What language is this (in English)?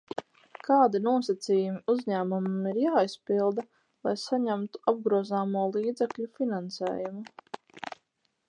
Latvian